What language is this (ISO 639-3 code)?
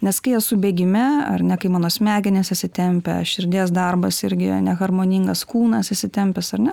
lit